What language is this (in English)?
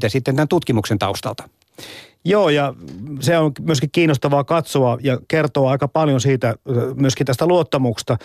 Finnish